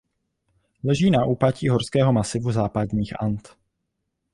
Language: Czech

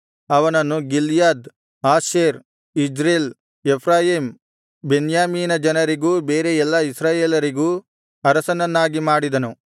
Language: Kannada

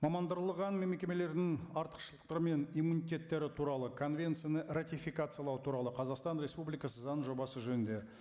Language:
Kazakh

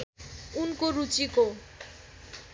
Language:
Nepali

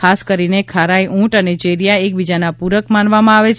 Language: Gujarati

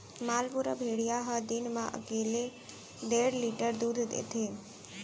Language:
Chhattisgarhi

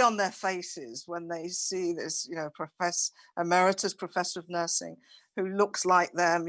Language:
English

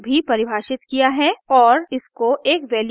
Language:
Hindi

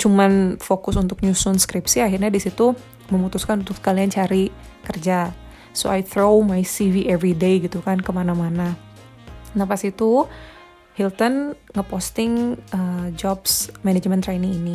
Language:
Indonesian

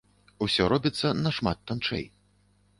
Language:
Belarusian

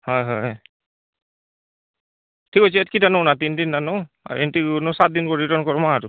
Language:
Odia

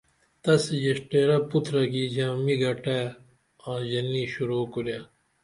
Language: Dameli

